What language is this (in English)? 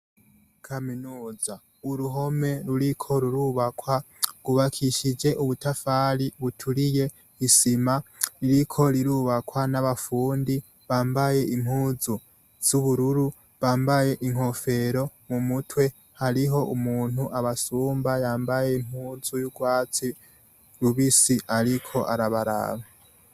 Rundi